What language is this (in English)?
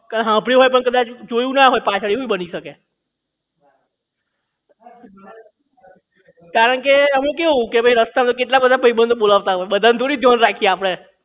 Gujarati